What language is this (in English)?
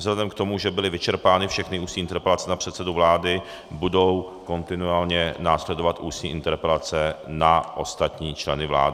Czech